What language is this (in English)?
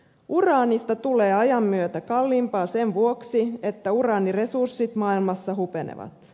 Finnish